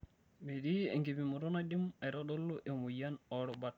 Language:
Masai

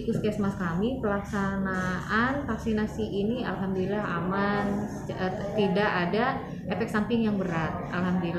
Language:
Indonesian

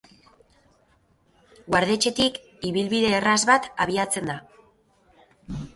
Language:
Basque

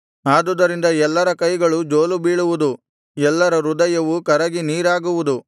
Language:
Kannada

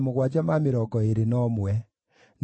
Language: Kikuyu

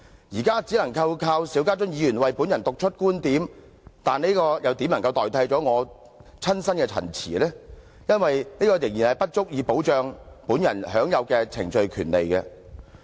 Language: Cantonese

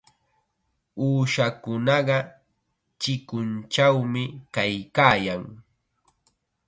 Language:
Chiquián Ancash Quechua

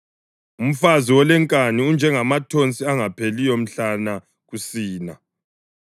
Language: North Ndebele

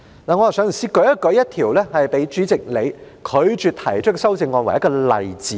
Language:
Cantonese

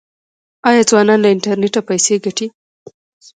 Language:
Pashto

